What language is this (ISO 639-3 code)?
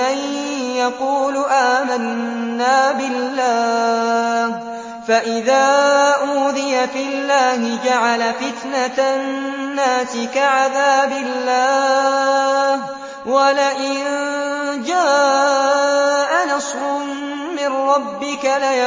ara